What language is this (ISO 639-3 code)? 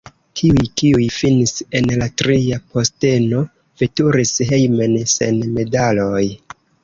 epo